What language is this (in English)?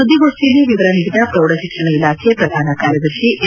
Kannada